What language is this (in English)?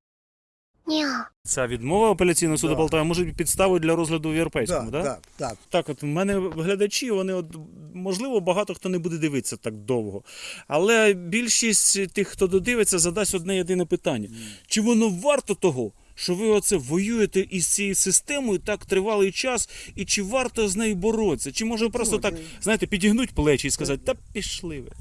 Ukrainian